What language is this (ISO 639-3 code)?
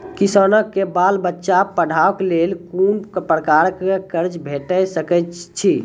mai